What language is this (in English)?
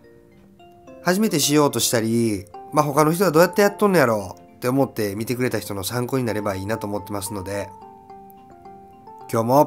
Japanese